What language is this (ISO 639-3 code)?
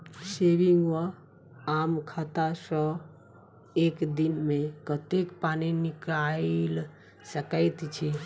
mai